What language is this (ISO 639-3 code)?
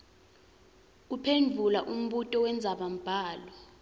ssw